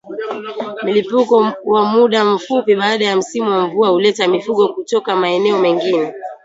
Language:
Swahili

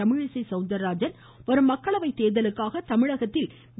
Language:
Tamil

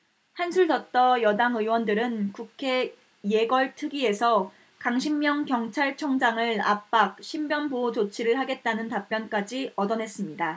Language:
Korean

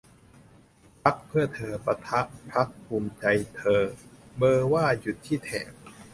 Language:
Thai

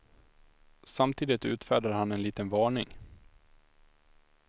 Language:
Swedish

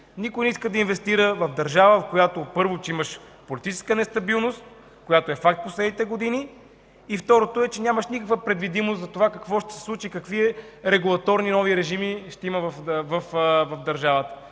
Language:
Bulgarian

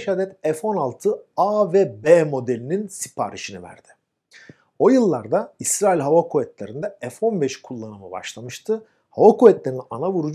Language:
Turkish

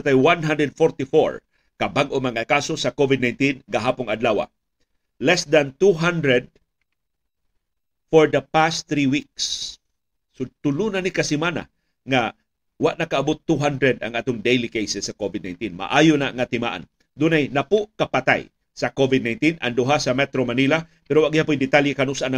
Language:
Filipino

